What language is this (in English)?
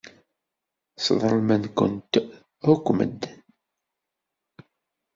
Kabyle